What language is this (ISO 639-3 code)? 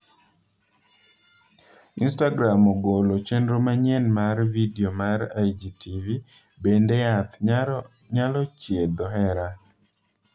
luo